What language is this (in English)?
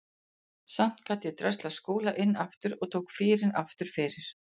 Icelandic